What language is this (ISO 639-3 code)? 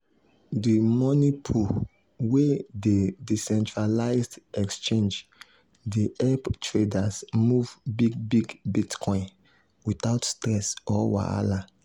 pcm